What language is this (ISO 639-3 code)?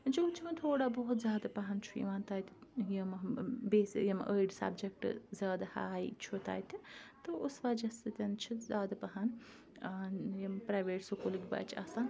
kas